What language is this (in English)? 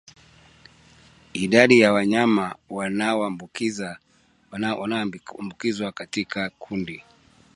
Swahili